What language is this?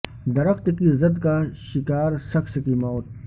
Urdu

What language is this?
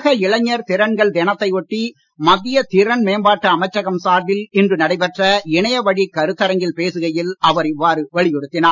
Tamil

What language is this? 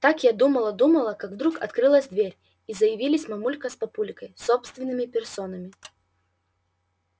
Russian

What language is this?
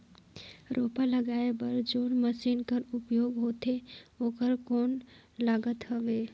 Chhattisgarhi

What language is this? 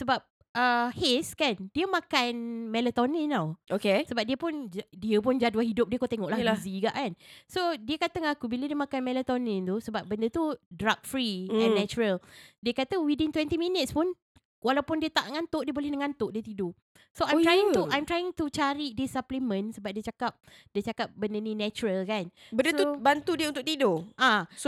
Malay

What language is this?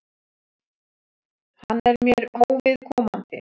Icelandic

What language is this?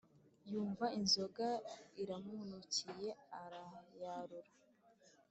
Kinyarwanda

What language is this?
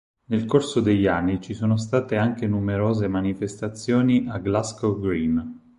Italian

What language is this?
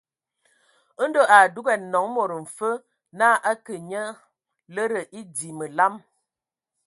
Ewondo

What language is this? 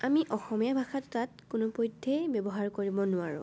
Assamese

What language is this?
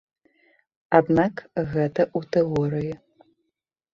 Belarusian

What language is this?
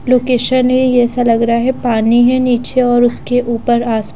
Hindi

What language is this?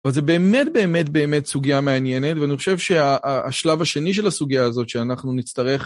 Hebrew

